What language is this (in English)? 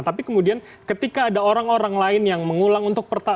Indonesian